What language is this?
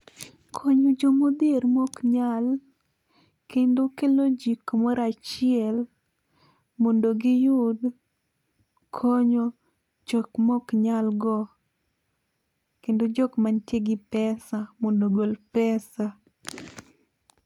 Luo (Kenya and Tanzania)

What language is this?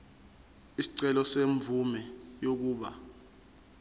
Zulu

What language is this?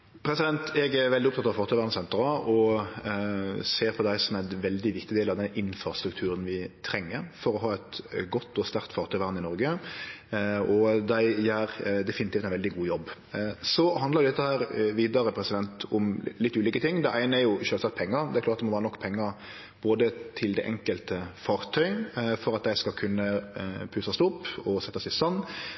Norwegian Nynorsk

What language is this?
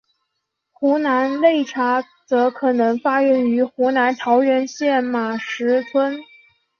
Chinese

